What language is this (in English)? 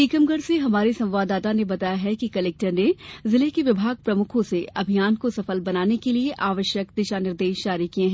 Hindi